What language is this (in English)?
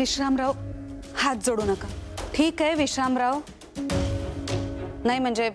Hindi